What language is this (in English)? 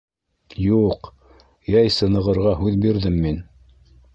Bashkir